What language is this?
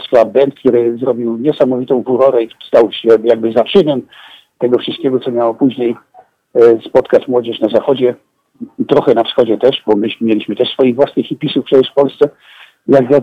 Polish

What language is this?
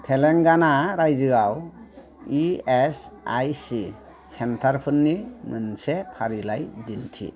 Bodo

